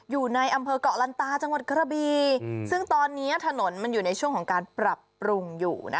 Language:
Thai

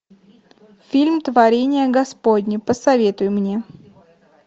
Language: Russian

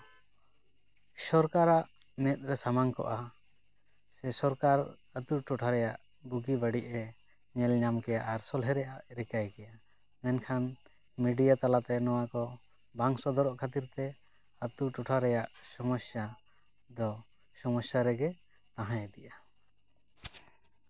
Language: Santali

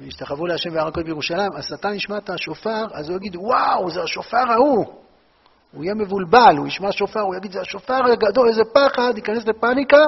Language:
Hebrew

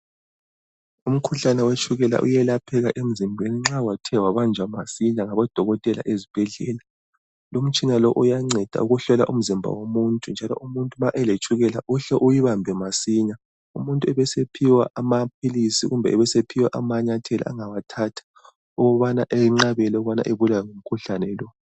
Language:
North Ndebele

